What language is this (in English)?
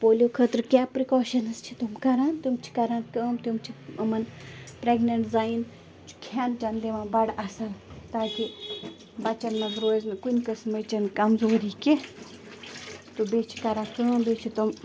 Kashmiri